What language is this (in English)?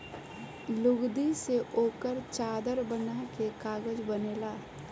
Bhojpuri